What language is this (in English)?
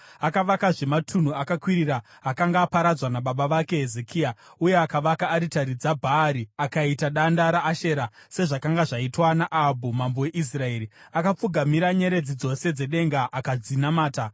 Shona